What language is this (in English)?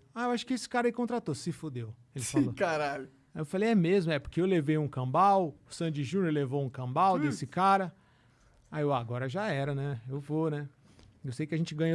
Portuguese